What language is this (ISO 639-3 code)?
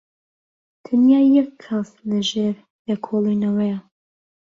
ckb